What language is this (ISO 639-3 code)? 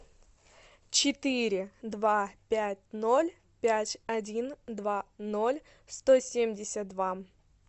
rus